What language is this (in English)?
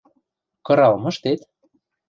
Western Mari